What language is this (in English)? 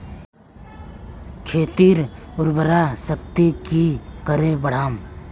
Magahi